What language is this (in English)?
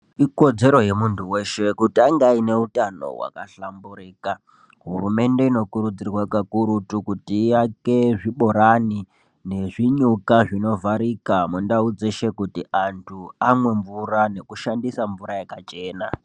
Ndau